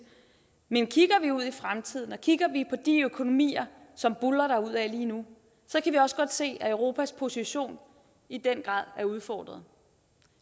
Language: Danish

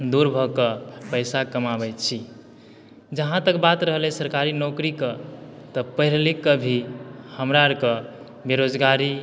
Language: Maithili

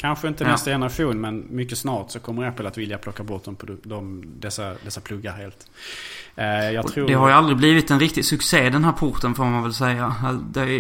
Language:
Swedish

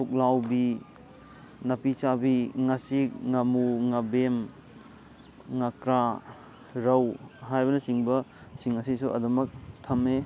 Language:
Manipuri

